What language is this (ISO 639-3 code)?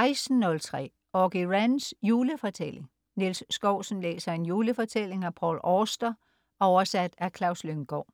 dan